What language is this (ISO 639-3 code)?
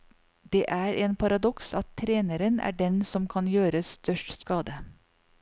nor